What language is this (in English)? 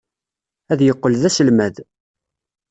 Kabyle